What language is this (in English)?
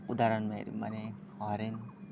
Nepali